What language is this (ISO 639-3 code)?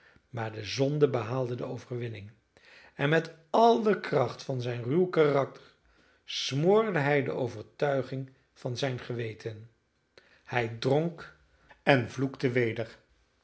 nld